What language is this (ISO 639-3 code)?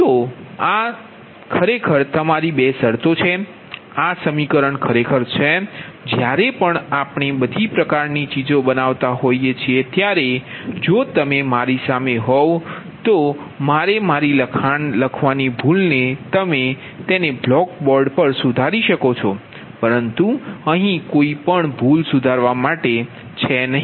guj